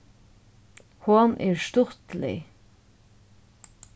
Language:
Faroese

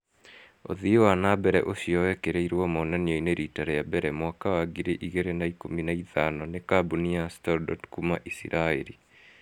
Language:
Kikuyu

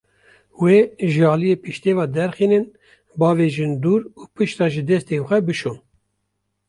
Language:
Kurdish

